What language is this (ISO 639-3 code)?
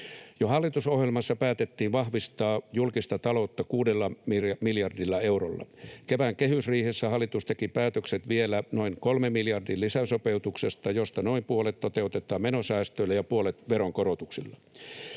fin